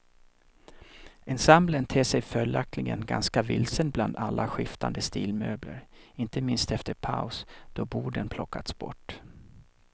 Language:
Swedish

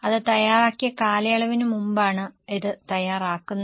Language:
Malayalam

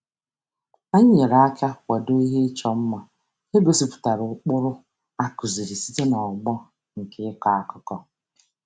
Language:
Igbo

